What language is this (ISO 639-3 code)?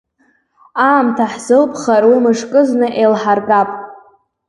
abk